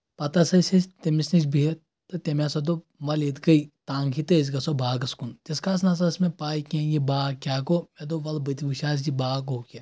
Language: Kashmiri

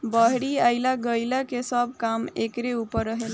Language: Bhojpuri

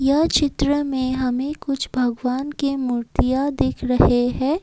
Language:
Hindi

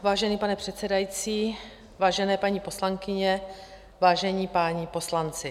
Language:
Czech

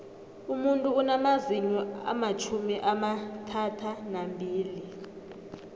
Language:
South Ndebele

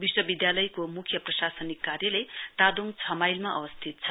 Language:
Nepali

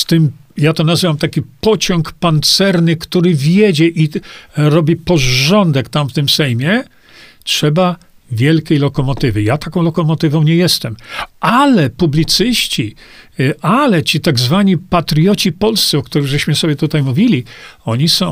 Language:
Polish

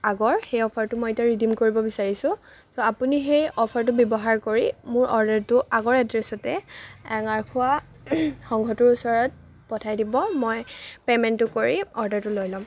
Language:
Assamese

